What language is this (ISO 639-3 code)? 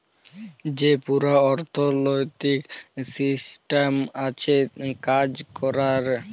ben